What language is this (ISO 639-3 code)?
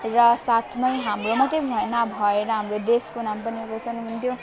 nep